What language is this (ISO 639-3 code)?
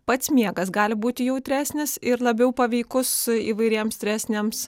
lit